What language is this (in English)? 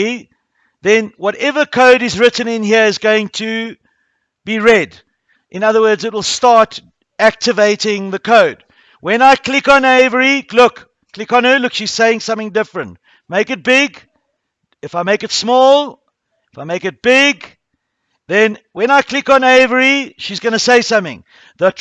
English